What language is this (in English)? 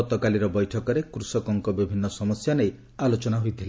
Odia